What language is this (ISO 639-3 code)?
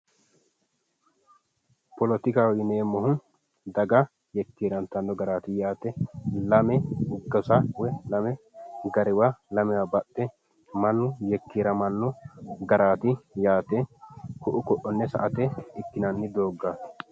sid